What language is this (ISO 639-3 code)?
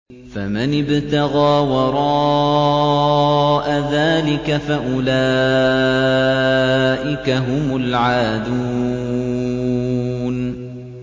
ara